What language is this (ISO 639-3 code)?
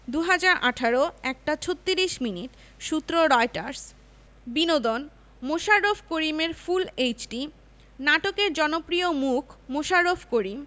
ben